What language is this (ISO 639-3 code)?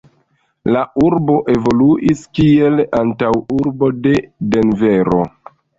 epo